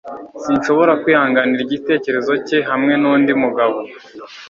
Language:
Kinyarwanda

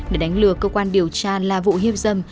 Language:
Vietnamese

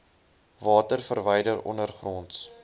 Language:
Afrikaans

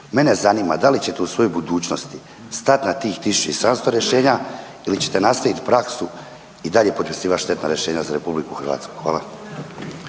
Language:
Croatian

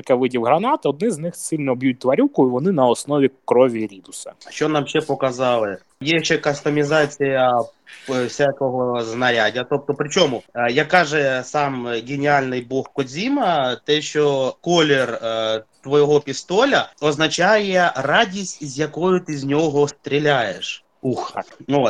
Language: Ukrainian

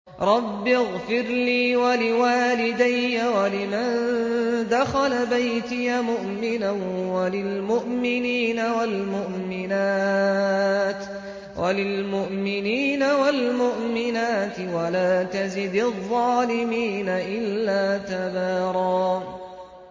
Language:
Arabic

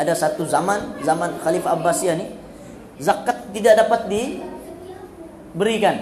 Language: Malay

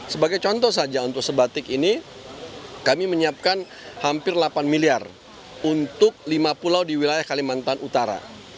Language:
Indonesian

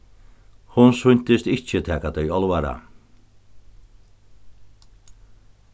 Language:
Faroese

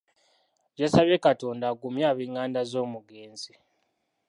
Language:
Ganda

